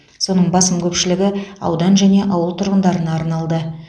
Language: Kazakh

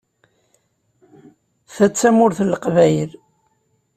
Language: Kabyle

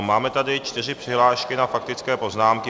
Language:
Czech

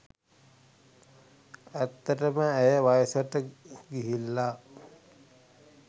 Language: Sinhala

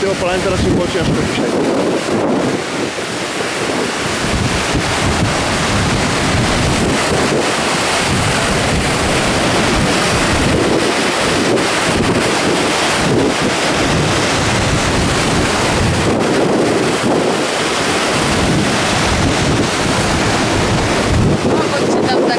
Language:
Polish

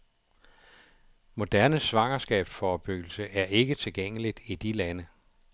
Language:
Danish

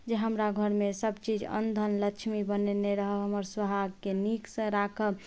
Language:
Maithili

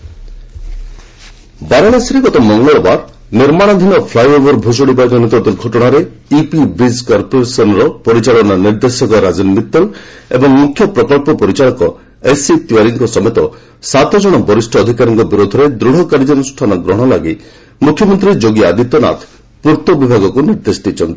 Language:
Odia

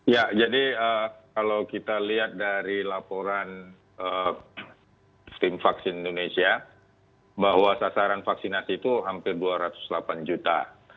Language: Indonesian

